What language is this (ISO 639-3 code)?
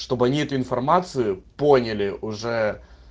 rus